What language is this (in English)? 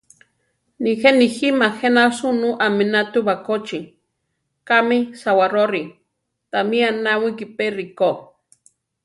Central Tarahumara